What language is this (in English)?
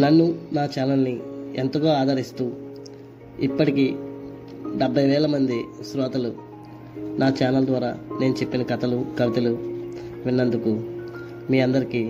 Telugu